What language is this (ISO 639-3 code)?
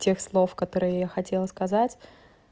rus